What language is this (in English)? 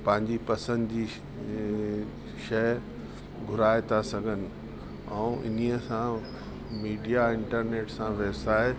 Sindhi